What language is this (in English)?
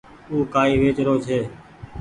Goaria